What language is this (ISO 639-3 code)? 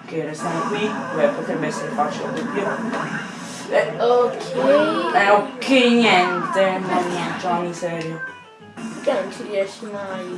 ita